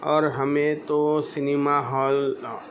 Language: Urdu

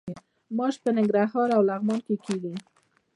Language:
Pashto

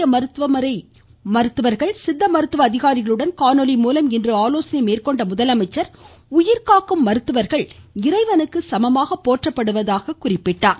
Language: Tamil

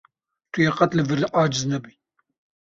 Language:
Kurdish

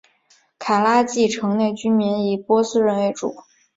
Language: Chinese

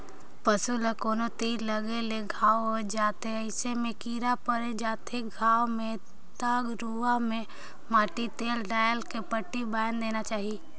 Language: Chhattisgarhi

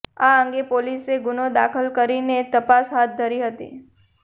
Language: Gujarati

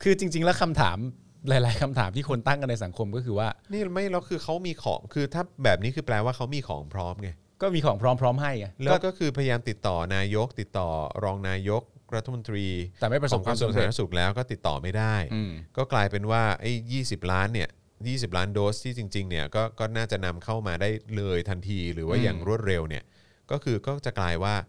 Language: Thai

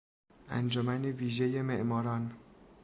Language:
Persian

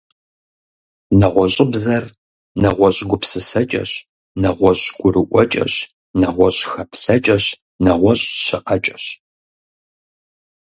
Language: Kabardian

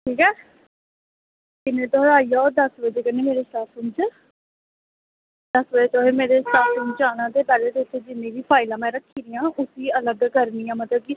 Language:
Dogri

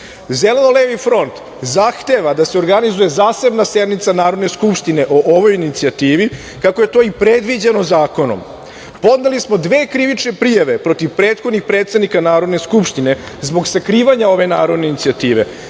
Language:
Serbian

